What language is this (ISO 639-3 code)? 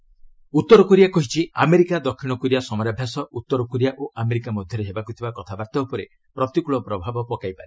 ori